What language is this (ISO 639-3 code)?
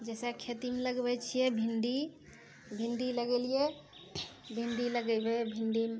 mai